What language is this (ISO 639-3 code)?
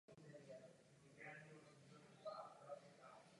ces